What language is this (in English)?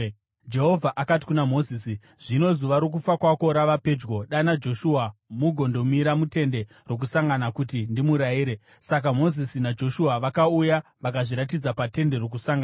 Shona